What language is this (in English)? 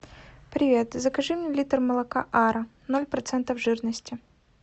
Russian